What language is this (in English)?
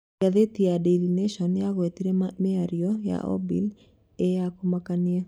Kikuyu